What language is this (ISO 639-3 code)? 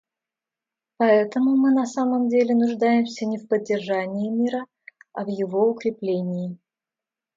rus